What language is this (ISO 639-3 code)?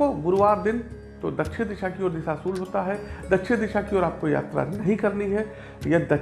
hin